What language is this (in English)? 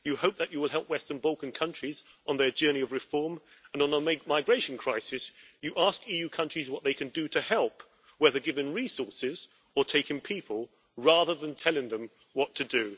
English